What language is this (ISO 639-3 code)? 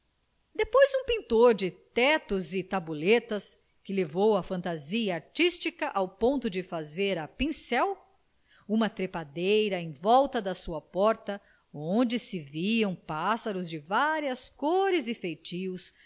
por